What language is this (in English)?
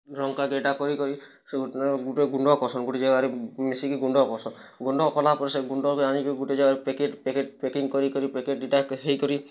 Odia